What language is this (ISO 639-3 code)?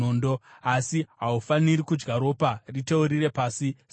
sna